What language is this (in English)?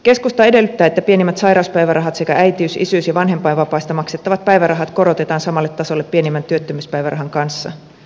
Finnish